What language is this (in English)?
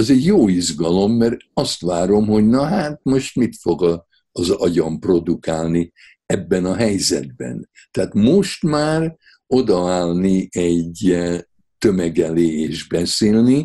Hungarian